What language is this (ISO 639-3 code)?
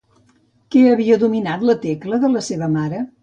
cat